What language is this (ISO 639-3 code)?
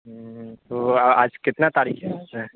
urd